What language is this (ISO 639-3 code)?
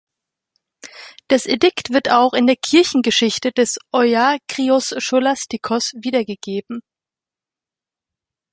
deu